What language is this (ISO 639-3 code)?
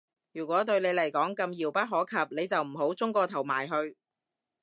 yue